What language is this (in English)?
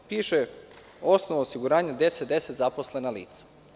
Serbian